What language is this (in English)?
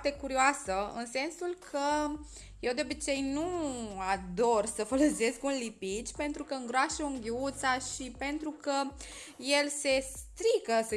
Romanian